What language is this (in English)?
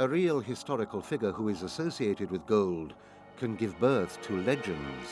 English